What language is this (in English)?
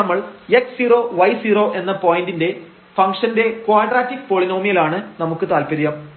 Malayalam